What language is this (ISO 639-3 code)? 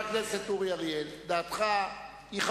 heb